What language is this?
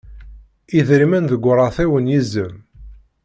Kabyle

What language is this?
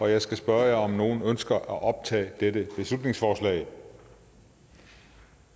Danish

